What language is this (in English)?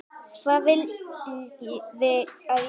Icelandic